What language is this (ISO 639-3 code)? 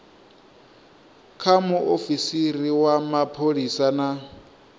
ven